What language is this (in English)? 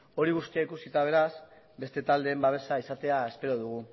Basque